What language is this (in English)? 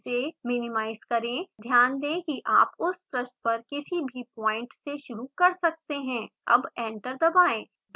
Hindi